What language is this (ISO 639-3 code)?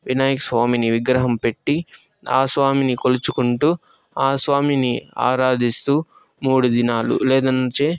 tel